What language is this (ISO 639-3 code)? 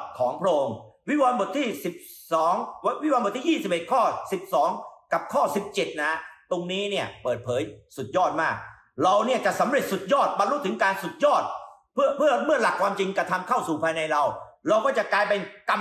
tha